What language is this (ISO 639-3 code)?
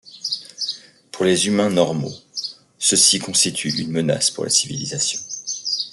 fra